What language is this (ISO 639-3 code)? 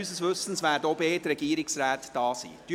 gsw